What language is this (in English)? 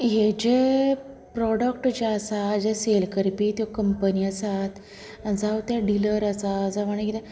Konkani